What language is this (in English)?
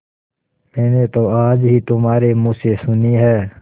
Hindi